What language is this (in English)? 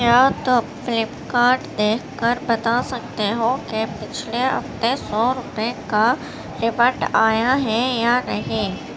Urdu